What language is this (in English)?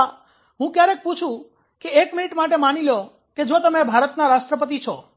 Gujarati